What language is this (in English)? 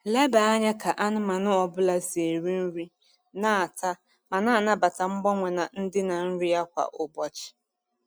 Igbo